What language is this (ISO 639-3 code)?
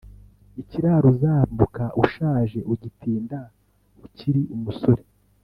kin